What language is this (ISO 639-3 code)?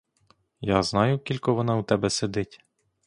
ukr